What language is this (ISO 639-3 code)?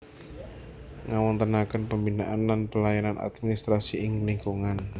jav